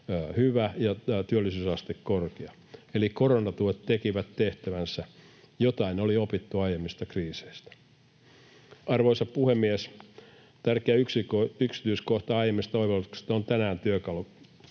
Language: Finnish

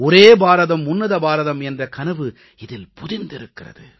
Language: Tamil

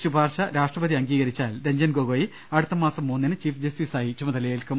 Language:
Malayalam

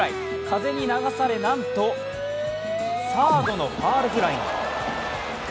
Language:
Japanese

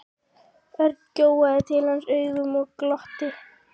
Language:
Icelandic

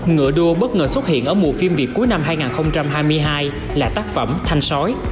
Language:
Vietnamese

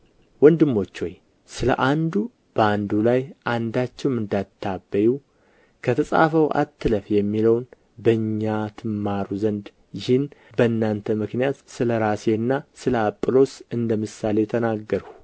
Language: Amharic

